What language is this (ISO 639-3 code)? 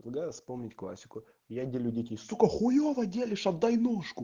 rus